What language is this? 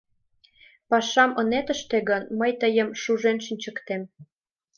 Mari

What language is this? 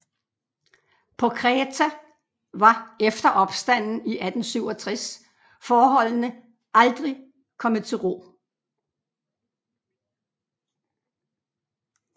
Danish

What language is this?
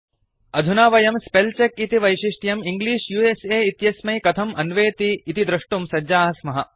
Sanskrit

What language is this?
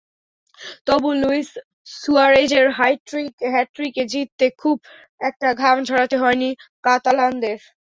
Bangla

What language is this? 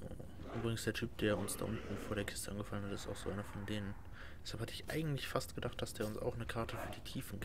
German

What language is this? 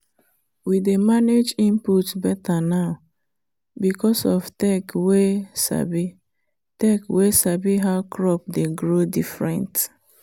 Nigerian Pidgin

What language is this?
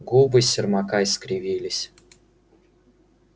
Russian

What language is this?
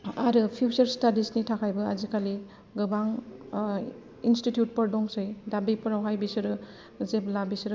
Bodo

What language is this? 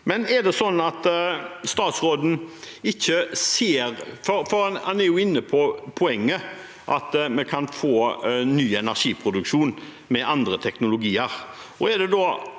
Norwegian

